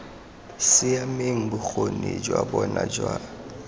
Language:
Tswana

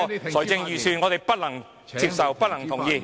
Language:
Cantonese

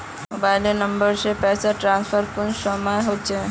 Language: Magahi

